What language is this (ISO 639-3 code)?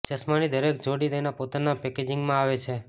guj